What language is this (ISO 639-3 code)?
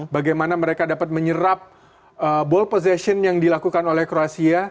ind